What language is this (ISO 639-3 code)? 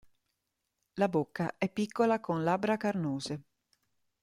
ita